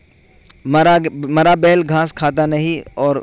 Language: Urdu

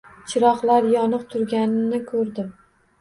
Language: Uzbek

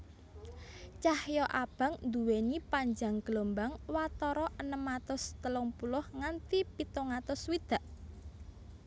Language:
Javanese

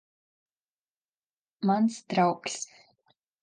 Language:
Latvian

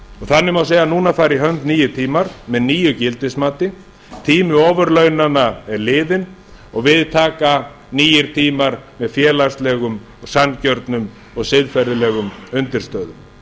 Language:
Icelandic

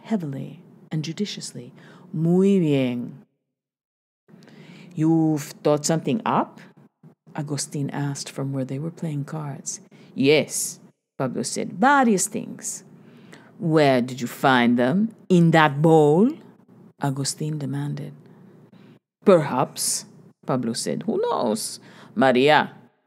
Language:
English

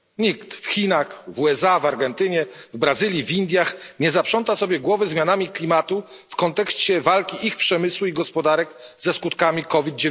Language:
Polish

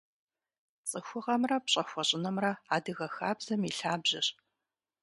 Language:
Kabardian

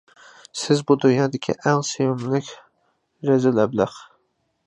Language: Uyghur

